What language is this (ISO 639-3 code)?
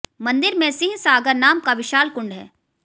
hin